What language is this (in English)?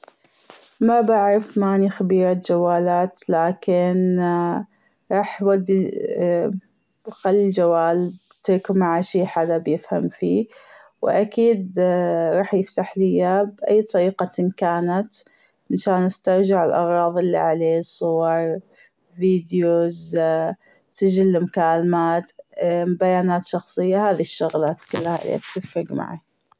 Gulf Arabic